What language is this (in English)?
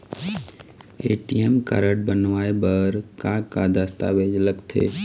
Chhattisgarhi